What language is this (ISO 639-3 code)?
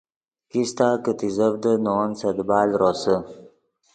ydg